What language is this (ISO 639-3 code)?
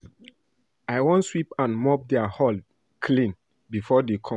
pcm